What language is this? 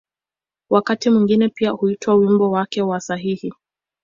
Swahili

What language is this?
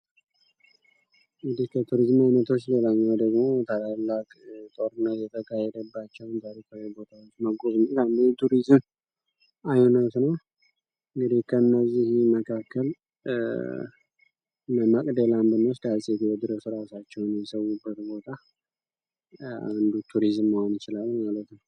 Amharic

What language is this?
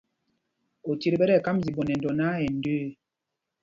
Mpumpong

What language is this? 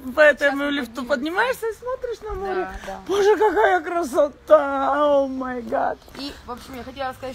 Russian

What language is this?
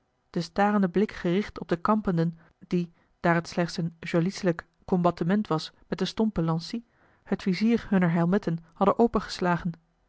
Dutch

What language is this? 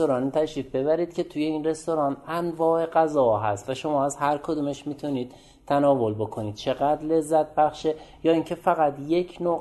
Persian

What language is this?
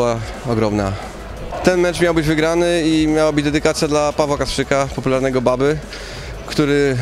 Polish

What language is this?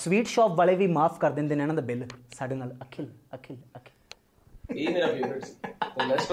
Punjabi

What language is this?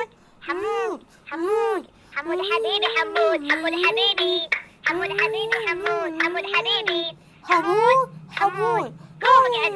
Arabic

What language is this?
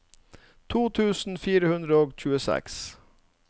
Norwegian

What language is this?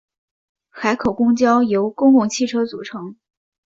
Chinese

